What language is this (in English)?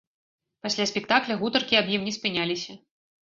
Belarusian